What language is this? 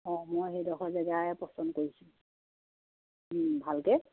Assamese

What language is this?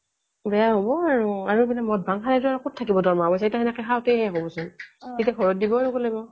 Assamese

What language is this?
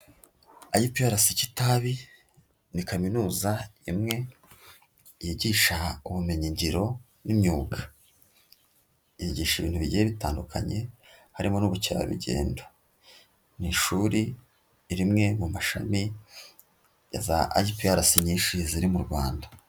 Kinyarwanda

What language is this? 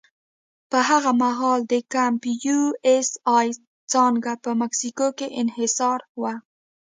Pashto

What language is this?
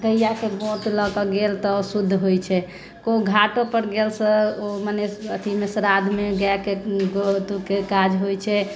Maithili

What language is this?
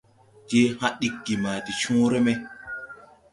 Tupuri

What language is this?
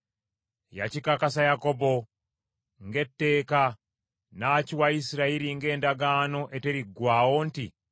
Ganda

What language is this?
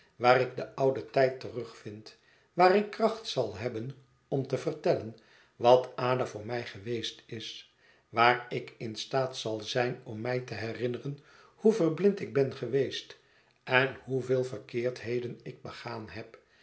Dutch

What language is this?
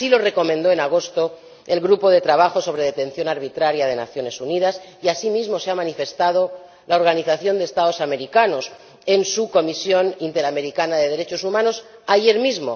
Spanish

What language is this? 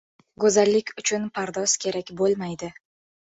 Uzbek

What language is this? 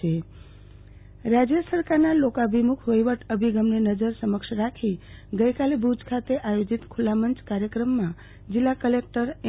Gujarati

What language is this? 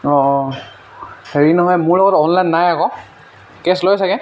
Assamese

